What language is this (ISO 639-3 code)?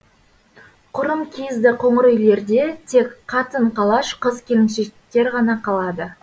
kaz